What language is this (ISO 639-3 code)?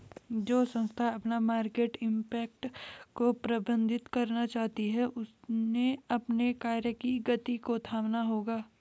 hin